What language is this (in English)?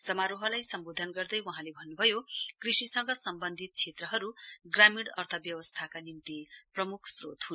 Nepali